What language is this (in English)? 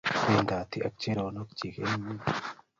Kalenjin